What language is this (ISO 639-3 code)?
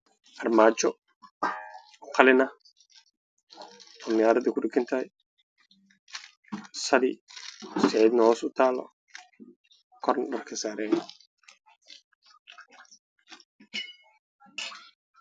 som